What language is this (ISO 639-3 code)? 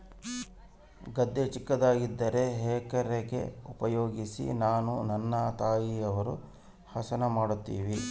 kan